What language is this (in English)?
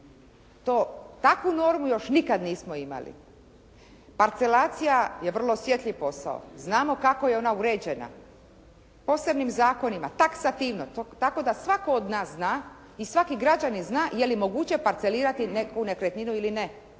Croatian